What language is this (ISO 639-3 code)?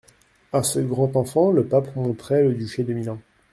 fra